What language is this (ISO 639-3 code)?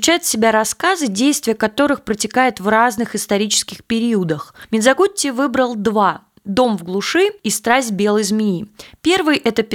rus